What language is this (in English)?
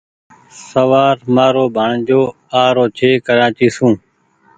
Goaria